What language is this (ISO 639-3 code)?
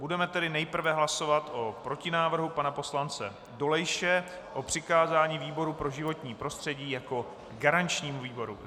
ces